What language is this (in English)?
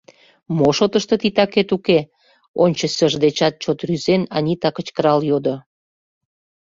Mari